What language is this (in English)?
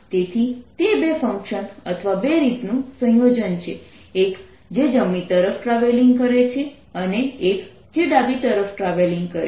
Gujarati